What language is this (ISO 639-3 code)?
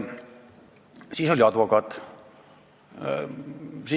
est